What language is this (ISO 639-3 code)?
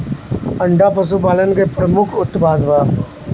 bho